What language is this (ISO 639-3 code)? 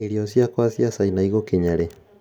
kik